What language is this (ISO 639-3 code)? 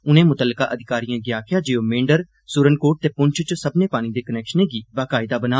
doi